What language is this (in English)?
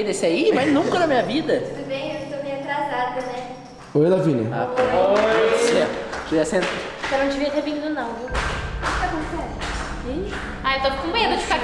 Portuguese